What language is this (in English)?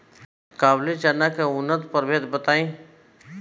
Bhojpuri